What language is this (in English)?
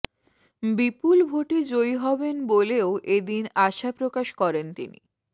Bangla